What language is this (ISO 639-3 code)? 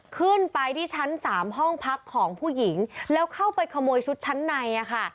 tha